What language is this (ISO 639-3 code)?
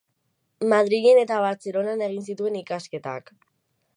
eus